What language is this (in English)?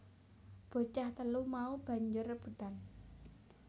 Javanese